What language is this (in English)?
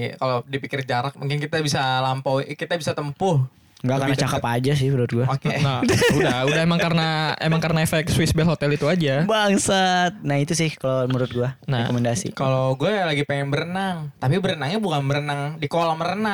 Indonesian